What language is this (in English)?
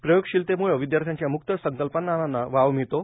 Marathi